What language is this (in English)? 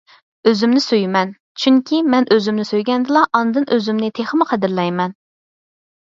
Uyghur